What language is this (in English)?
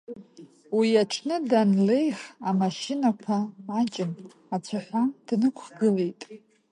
Abkhazian